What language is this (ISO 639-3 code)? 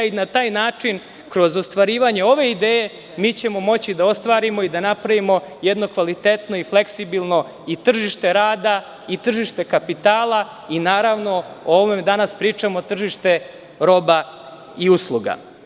srp